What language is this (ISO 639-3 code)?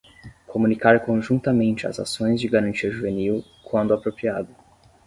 por